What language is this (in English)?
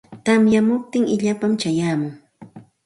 Santa Ana de Tusi Pasco Quechua